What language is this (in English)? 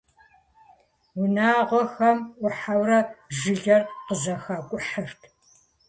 Kabardian